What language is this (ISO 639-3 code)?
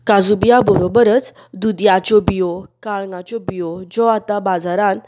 kok